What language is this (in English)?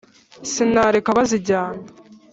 Kinyarwanda